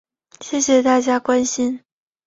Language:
Chinese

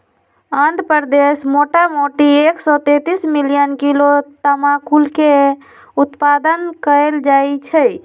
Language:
Magahi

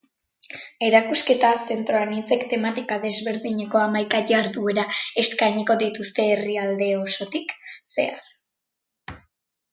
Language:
Basque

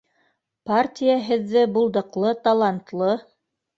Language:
Bashkir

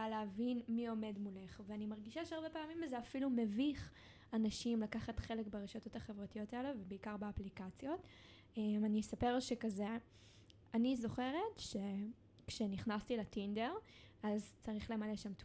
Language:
Hebrew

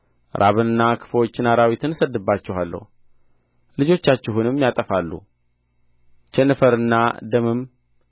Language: Amharic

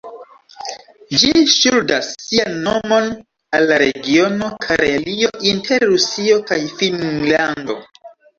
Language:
Esperanto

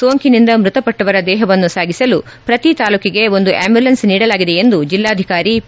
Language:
Kannada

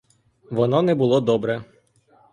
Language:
Ukrainian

